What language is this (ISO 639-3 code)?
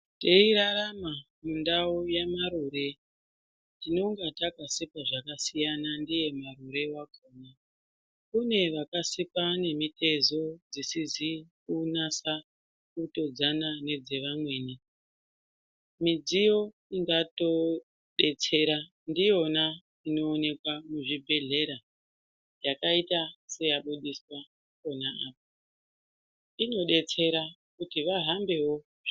ndc